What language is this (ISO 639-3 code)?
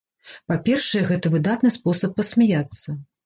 bel